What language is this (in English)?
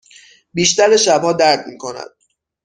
Persian